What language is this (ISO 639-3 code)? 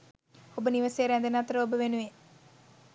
sin